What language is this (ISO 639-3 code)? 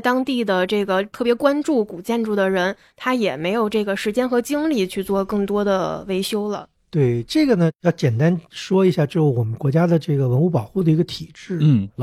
zho